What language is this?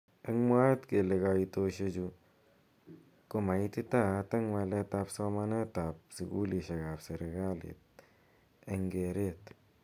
Kalenjin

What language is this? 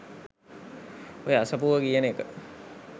Sinhala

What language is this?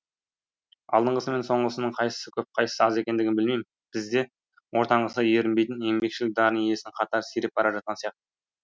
Kazakh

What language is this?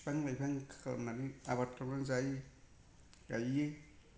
Bodo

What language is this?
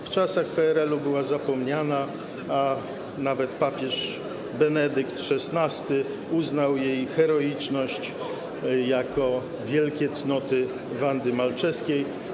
Polish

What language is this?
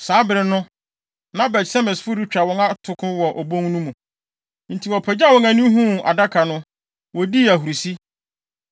Akan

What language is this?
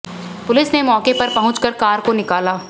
Hindi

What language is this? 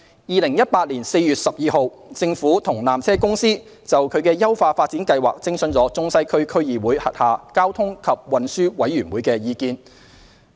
Cantonese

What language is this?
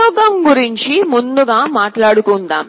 Telugu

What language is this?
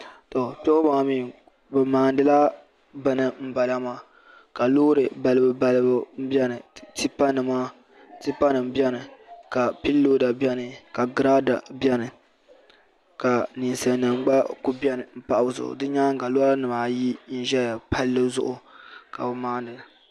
Dagbani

